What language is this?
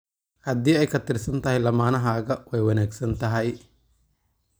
Somali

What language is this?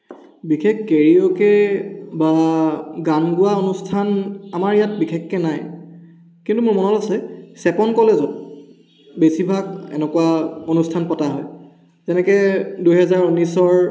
Assamese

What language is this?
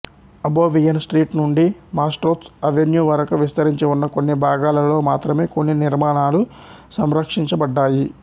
Telugu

